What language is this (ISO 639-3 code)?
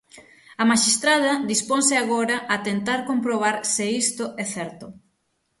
glg